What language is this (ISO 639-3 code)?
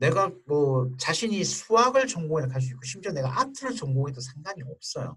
kor